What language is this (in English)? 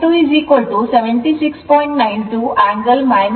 Kannada